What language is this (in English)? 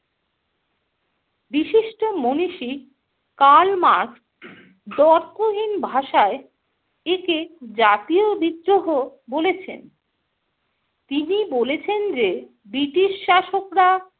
Bangla